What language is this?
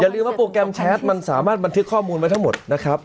Thai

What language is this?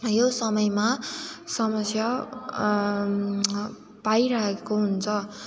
Nepali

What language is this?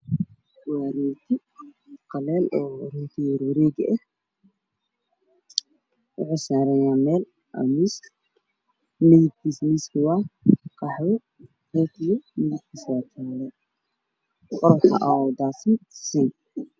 Somali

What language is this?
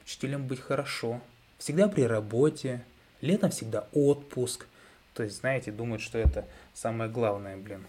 Russian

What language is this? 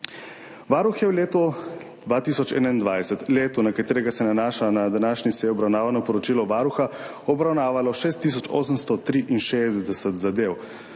Slovenian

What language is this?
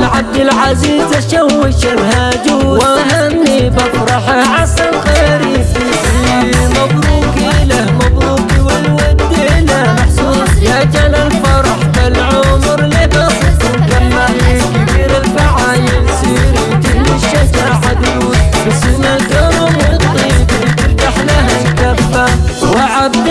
Arabic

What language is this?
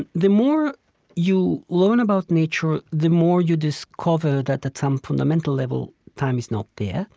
English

